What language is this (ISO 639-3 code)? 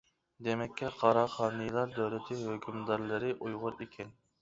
uig